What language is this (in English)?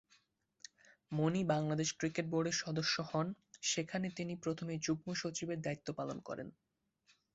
Bangla